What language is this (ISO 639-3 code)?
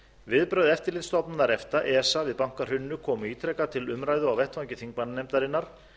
isl